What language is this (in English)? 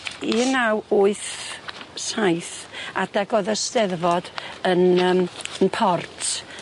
Welsh